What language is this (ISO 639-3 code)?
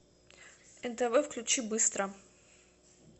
rus